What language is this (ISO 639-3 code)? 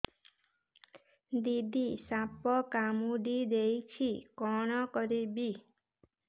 ori